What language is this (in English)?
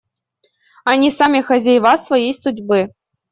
Russian